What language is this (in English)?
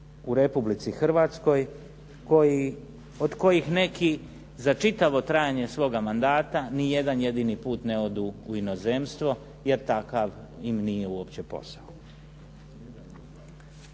Croatian